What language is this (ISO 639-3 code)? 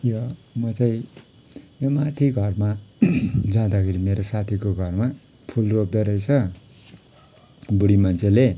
nep